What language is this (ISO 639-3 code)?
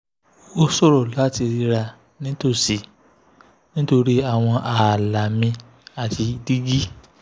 yor